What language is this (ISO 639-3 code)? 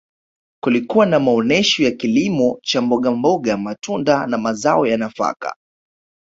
swa